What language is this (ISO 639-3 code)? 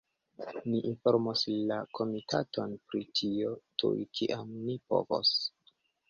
epo